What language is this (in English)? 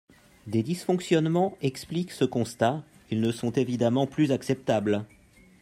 French